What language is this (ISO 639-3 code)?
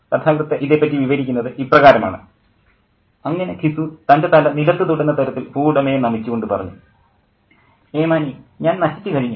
mal